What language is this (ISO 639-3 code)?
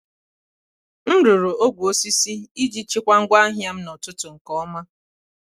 ibo